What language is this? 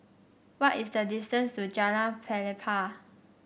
English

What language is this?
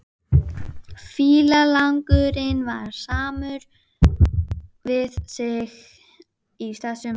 Icelandic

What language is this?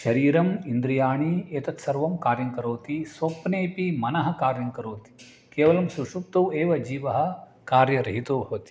Sanskrit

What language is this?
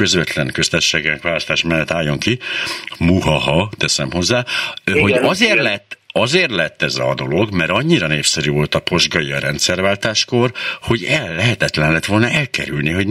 Hungarian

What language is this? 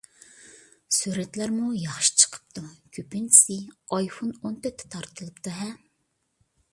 Uyghur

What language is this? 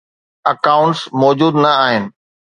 Sindhi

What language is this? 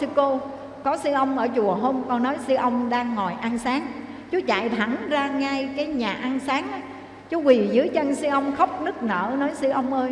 Vietnamese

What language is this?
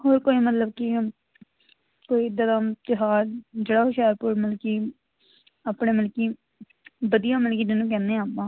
Punjabi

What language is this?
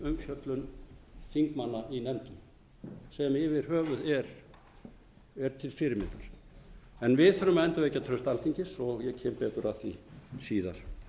Icelandic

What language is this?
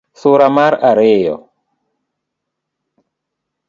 Luo (Kenya and Tanzania)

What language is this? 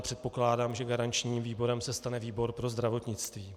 Czech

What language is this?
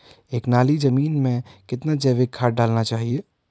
Hindi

